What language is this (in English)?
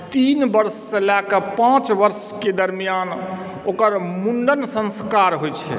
Maithili